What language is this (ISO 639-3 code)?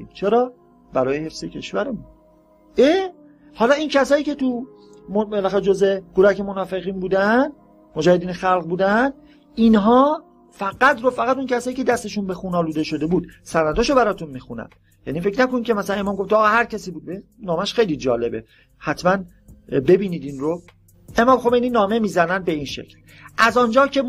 fas